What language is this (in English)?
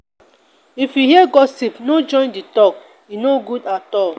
Nigerian Pidgin